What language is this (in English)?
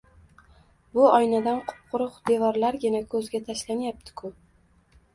Uzbek